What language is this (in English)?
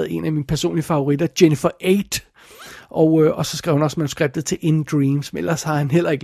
Danish